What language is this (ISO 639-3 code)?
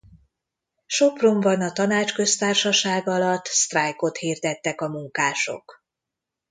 hun